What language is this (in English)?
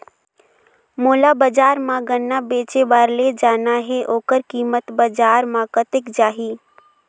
Chhattisgarhi